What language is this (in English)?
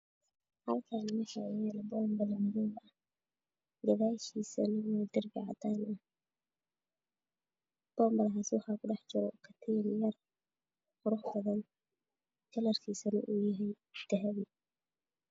Somali